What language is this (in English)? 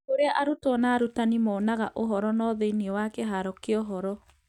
Kikuyu